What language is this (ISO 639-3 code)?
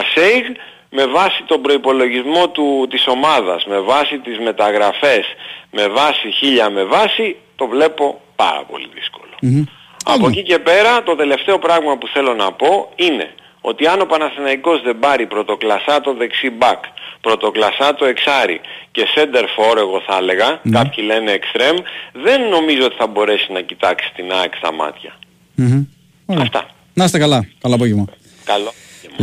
ell